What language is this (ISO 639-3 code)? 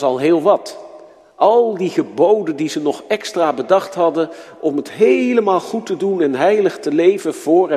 nld